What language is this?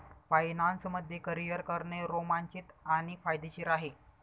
Marathi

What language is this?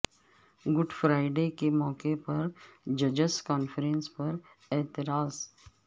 Urdu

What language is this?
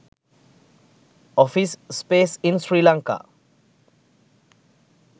Sinhala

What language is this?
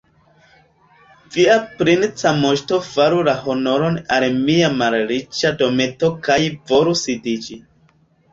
Esperanto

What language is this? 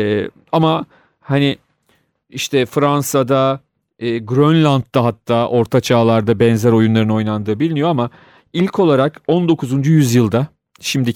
Turkish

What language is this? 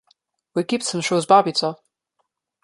Slovenian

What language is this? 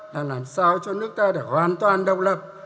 Vietnamese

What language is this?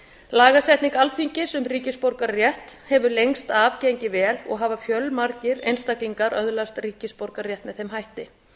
Icelandic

